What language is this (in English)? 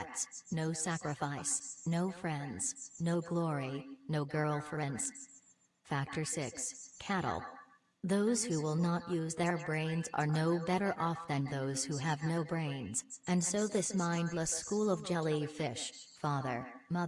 English